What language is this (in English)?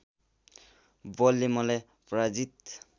Nepali